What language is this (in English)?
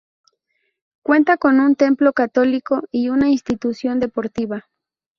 Spanish